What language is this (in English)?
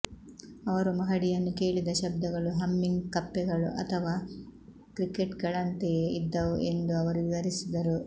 Kannada